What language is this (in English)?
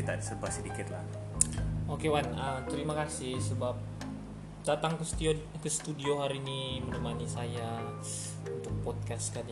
Malay